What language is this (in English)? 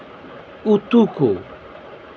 Santali